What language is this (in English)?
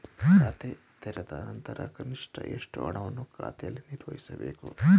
Kannada